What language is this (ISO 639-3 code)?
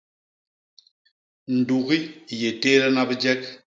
bas